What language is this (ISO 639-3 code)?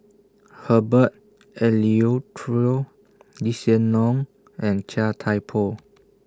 eng